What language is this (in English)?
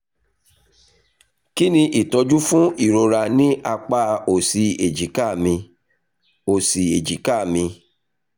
Yoruba